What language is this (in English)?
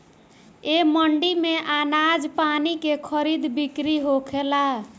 Bhojpuri